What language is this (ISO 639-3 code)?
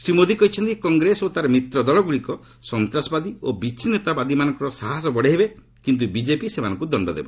ori